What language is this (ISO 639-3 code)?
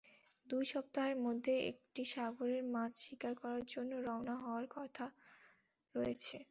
ben